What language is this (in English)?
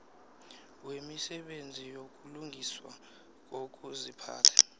South Ndebele